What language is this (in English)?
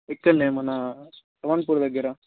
Telugu